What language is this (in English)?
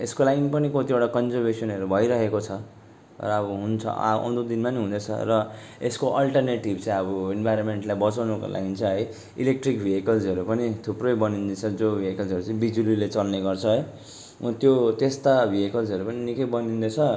Nepali